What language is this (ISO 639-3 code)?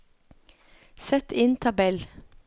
nor